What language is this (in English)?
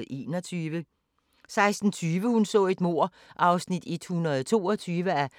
Danish